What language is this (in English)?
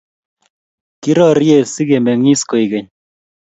Kalenjin